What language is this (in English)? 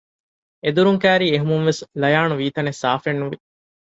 Divehi